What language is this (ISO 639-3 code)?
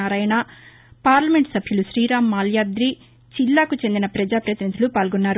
tel